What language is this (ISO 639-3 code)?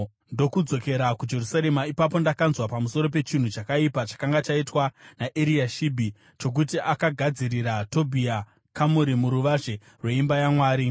sna